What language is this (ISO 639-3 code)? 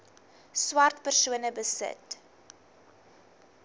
afr